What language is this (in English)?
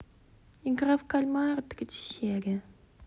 Russian